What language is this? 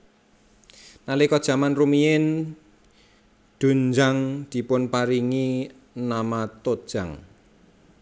Javanese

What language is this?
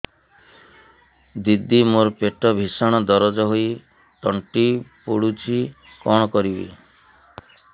Odia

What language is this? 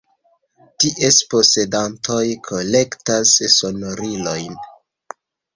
Esperanto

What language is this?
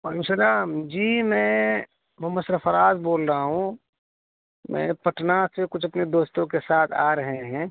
Urdu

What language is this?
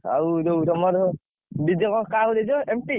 Odia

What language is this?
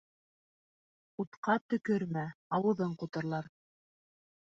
Bashkir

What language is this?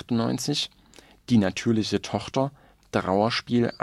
German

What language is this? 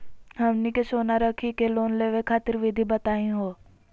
Magahi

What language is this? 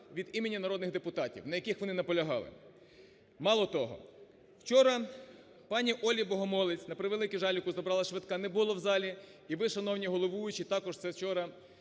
Ukrainian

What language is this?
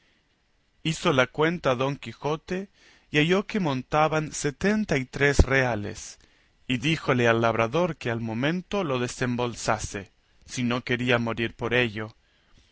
Spanish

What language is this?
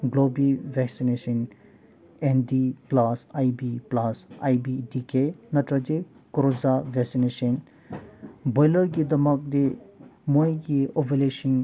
Manipuri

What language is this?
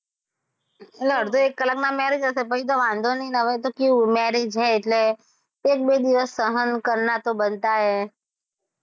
Gujarati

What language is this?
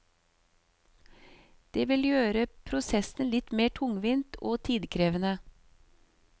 Norwegian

